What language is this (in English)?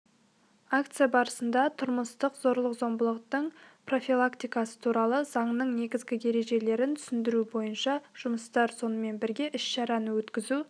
Kazakh